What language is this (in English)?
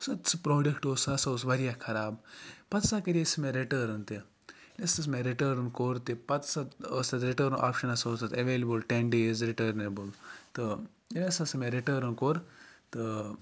Kashmiri